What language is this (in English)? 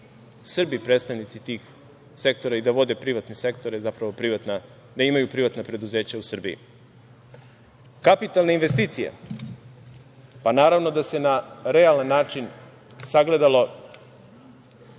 Serbian